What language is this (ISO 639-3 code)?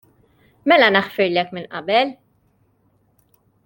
mlt